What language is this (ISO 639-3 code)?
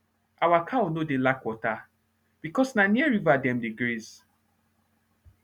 pcm